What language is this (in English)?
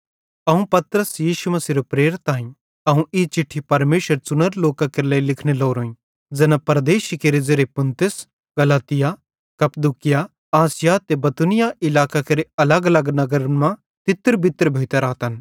Bhadrawahi